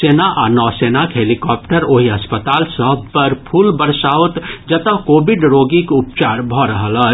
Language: Maithili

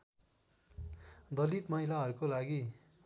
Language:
Nepali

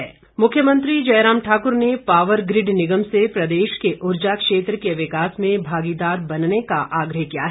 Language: Hindi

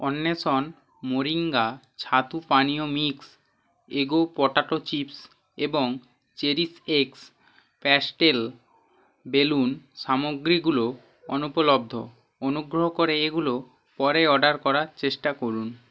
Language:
Bangla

